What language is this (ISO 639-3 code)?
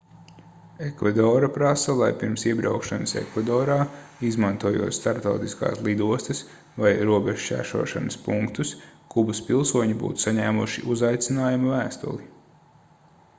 lav